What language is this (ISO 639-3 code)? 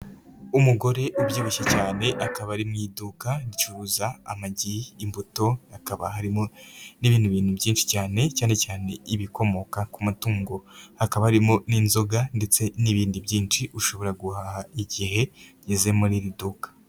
kin